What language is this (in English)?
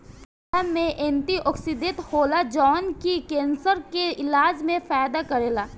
Bhojpuri